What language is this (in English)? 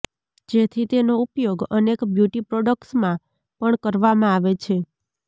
Gujarati